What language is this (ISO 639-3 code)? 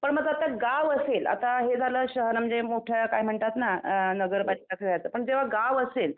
mar